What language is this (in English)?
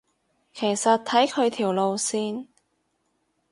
Cantonese